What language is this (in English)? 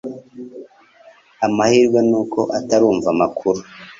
Kinyarwanda